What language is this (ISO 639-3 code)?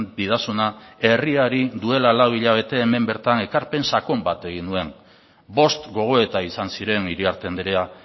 eus